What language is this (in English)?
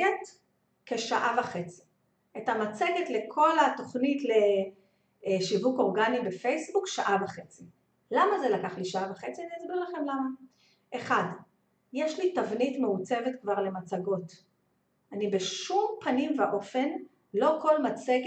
Hebrew